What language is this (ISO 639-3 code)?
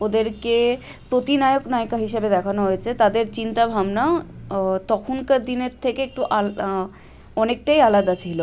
ben